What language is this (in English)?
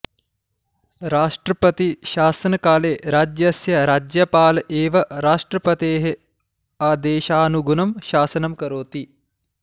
Sanskrit